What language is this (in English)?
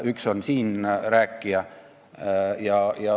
Estonian